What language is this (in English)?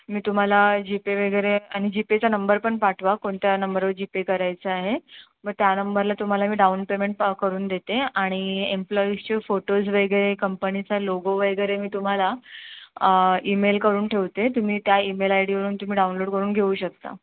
Marathi